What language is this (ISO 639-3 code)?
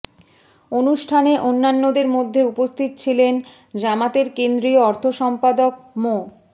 ben